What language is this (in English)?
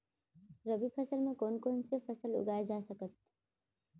Chhattisgarhi